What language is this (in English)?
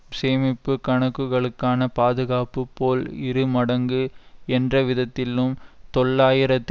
Tamil